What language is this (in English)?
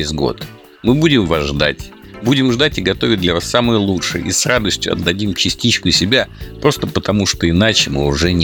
Russian